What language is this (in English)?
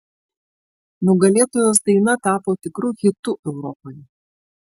Lithuanian